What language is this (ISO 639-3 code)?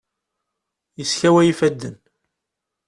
kab